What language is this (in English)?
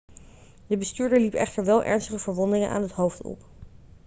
Dutch